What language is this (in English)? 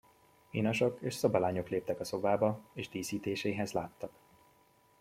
Hungarian